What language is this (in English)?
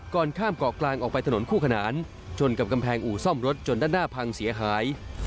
Thai